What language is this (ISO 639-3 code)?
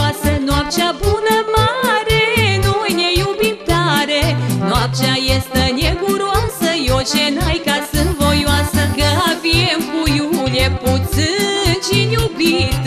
ron